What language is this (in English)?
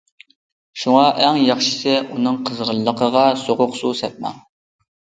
Uyghur